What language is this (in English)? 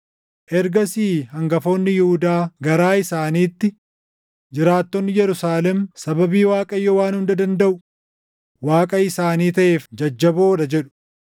Oromo